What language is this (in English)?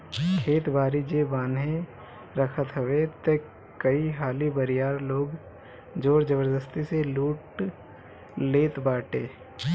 Bhojpuri